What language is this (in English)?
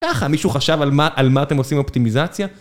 Hebrew